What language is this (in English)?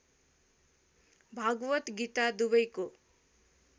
Nepali